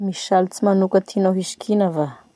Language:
Masikoro Malagasy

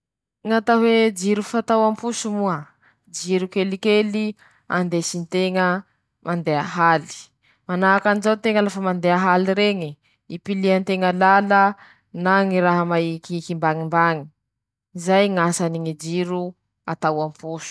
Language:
Masikoro Malagasy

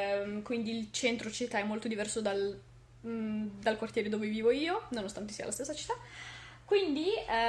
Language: Italian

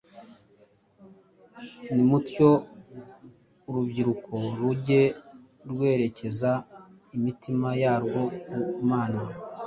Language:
Kinyarwanda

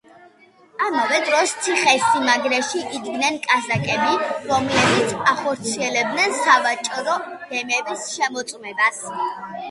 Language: Georgian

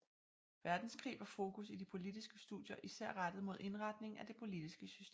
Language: Danish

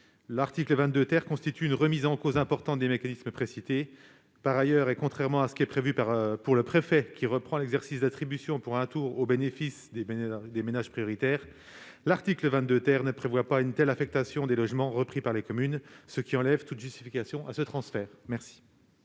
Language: French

